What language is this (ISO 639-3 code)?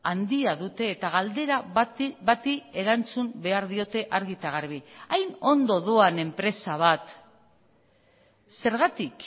eus